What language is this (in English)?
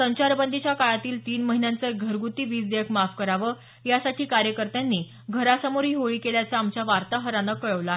Marathi